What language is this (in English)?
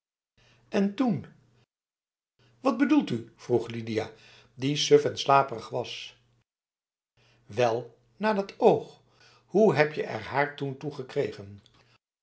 Dutch